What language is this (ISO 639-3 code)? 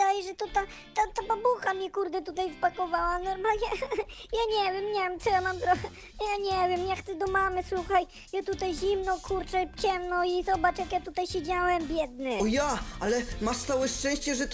pol